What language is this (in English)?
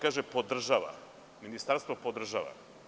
Serbian